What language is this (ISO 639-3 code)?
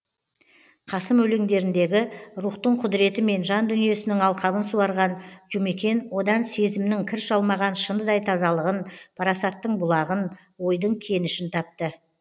kaz